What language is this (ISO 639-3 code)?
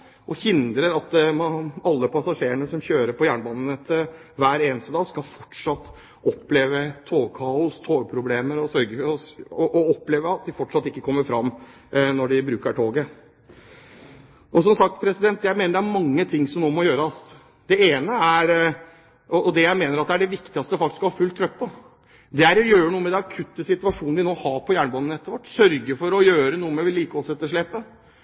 nob